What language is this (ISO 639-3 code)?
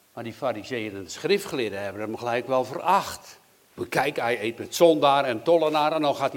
nld